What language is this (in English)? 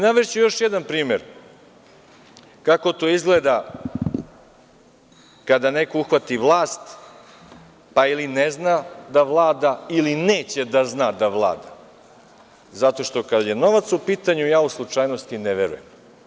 Serbian